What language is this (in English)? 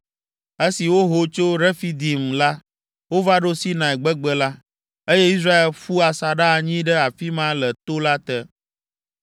Ewe